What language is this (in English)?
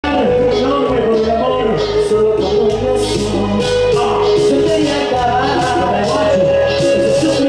Arabic